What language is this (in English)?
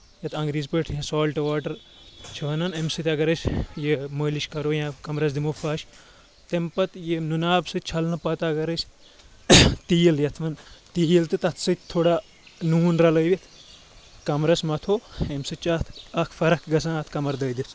Kashmiri